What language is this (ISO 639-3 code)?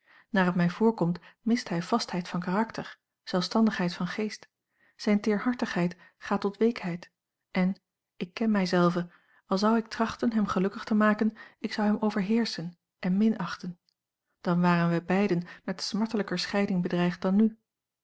nld